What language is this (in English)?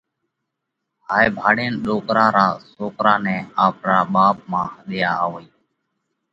Parkari Koli